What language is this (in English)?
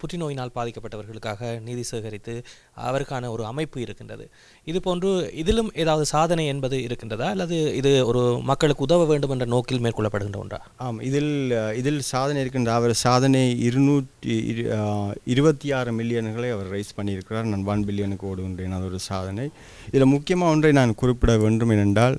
Tamil